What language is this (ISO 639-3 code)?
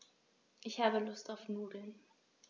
deu